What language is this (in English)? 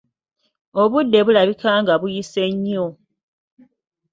Ganda